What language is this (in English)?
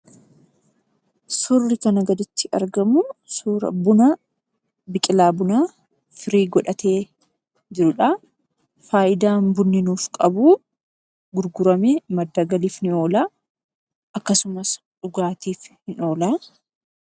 Oromo